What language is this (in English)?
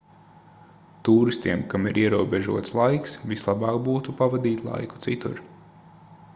Latvian